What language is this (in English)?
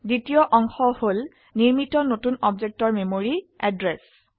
Assamese